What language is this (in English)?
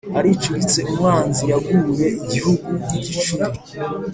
Kinyarwanda